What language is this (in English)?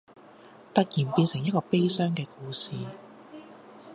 Cantonese